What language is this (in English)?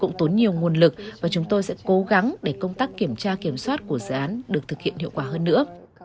Vietnamese